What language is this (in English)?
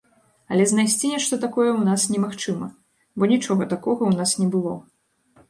Belarusian